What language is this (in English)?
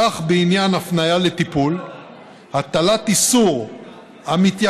Hebrew